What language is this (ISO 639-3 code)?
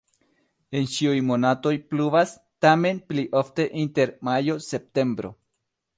epo